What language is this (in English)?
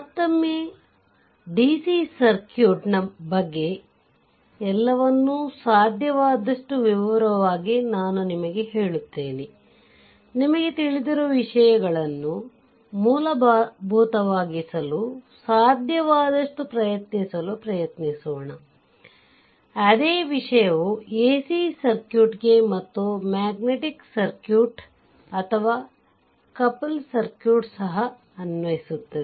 Kannada